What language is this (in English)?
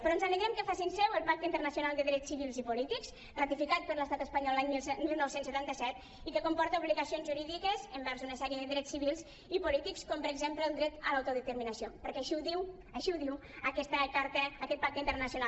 Catalan